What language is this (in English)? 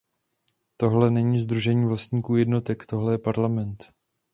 Czech